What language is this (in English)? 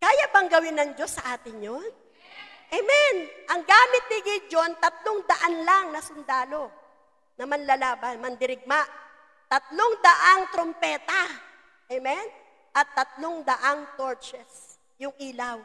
Filipino